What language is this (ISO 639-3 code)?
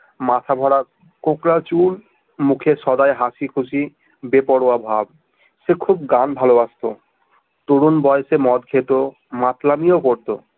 ben